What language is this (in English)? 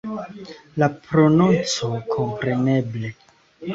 Esperanto